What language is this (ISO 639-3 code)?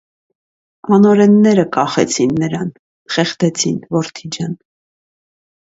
hye